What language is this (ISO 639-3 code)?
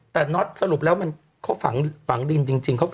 tha